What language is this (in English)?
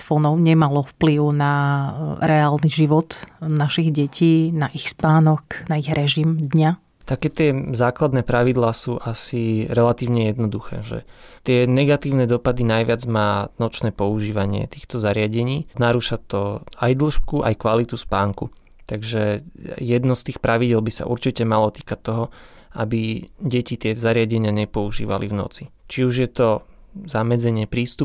Slovak